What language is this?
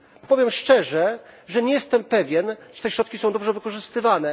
Polish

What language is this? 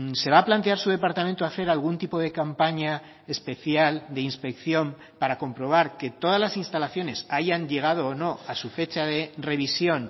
Spanish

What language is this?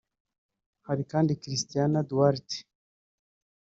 Kinyarwanda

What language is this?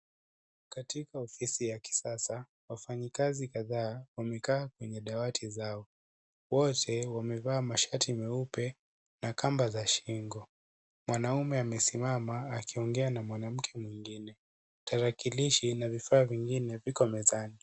Swahili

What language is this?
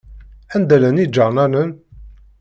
Kabyle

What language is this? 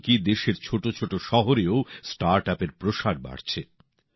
Bangla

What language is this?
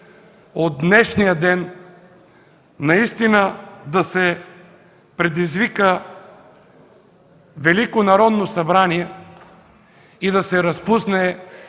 Bulgarian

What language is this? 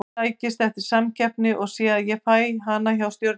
Icelandic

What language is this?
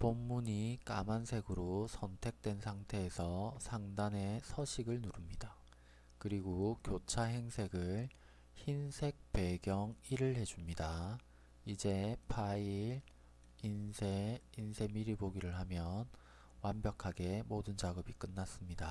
Korean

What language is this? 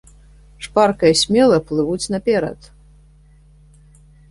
Belarusian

